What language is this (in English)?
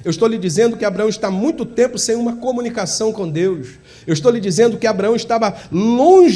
Portuguese